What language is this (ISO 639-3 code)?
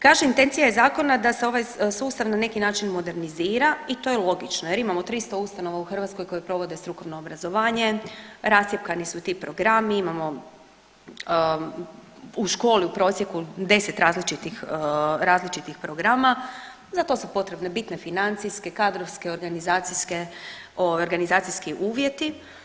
hrv